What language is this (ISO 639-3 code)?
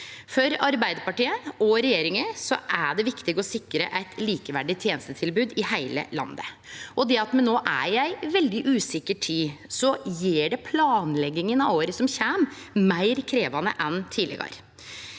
nor